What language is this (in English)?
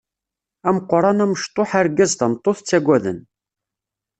Kabyle